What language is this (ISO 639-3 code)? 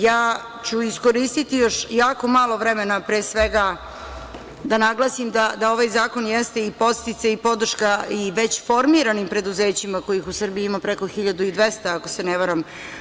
srp